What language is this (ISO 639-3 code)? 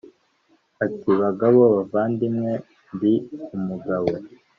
kin